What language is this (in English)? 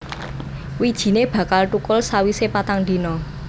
Javanese